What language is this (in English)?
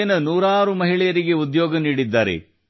Kannada